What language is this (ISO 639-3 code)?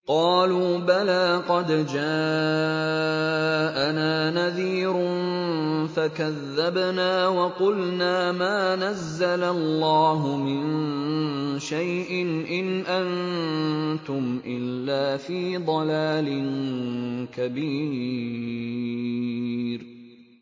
ara